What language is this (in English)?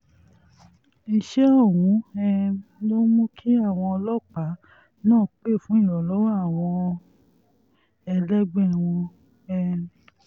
Yoruba